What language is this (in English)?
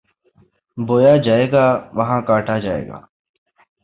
Urdu